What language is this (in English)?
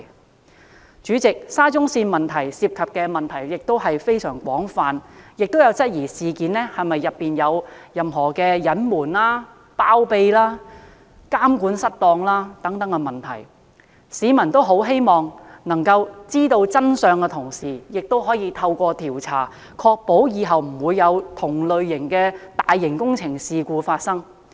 Cantonese